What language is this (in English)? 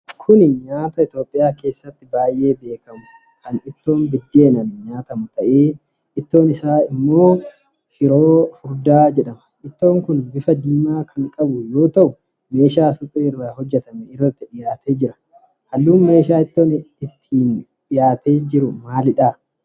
Oromo